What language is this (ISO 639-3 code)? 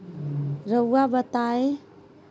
mag